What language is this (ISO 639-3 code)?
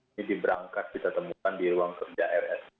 ind